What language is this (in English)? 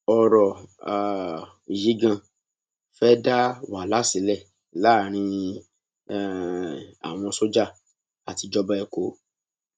Yoruba